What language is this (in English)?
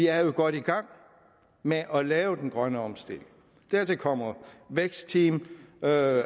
Danish